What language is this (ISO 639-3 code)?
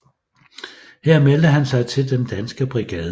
dan